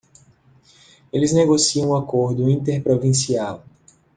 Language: Portuguese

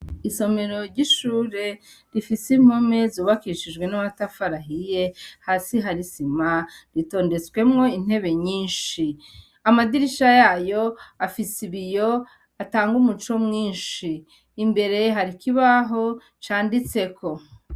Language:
Rundi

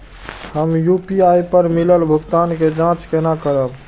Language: Maithili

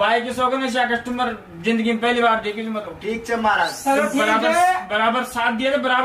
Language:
Hindi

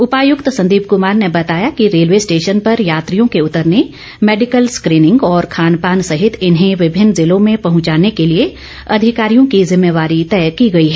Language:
Hindi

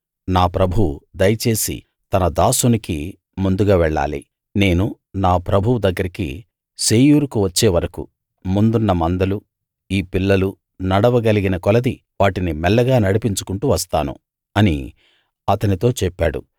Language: Telugu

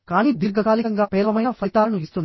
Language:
Telugu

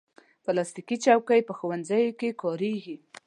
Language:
Pashto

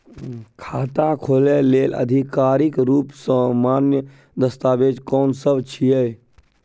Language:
Maithili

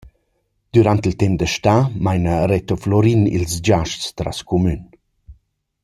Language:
Romansh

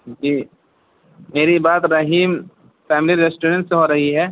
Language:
Urdu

